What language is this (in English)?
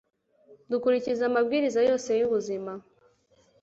Kinyarwanda